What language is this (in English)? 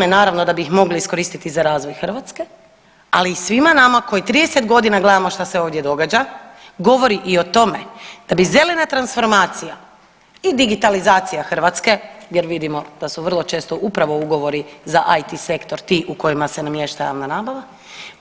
Croatian